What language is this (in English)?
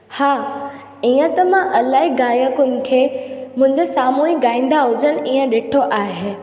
Sindhi